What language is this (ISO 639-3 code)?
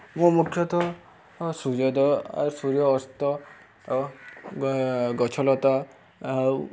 ori